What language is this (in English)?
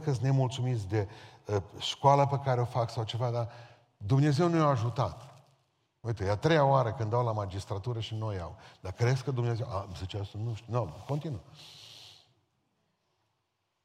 Romanian